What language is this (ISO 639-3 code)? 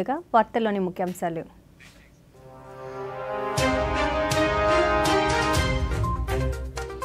tel